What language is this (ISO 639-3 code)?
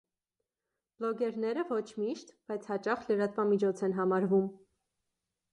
hye